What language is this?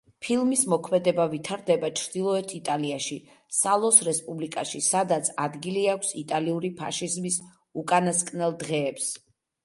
Georgian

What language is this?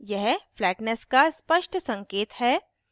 Hindi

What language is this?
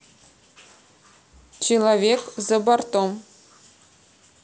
Russian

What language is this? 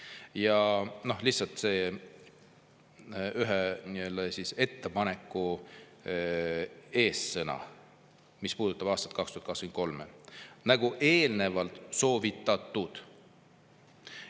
Estonian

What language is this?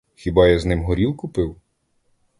Ukrainian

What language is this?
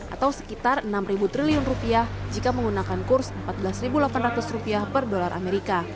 Indonesian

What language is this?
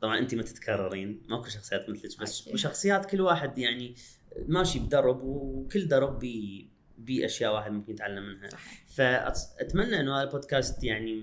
Arabic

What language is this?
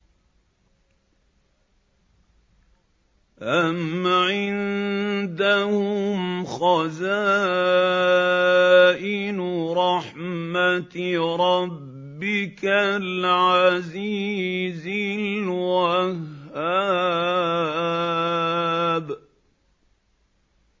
Arabic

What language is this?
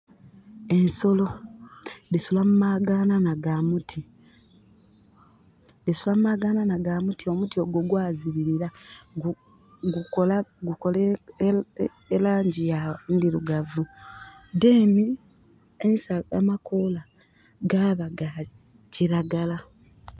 Soga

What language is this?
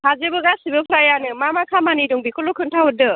Bodo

